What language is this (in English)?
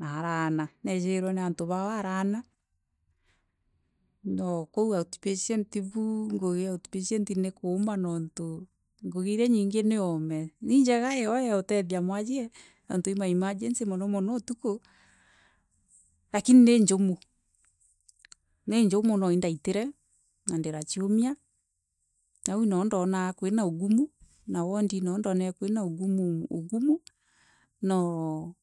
Meru